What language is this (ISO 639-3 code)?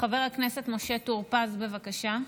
heb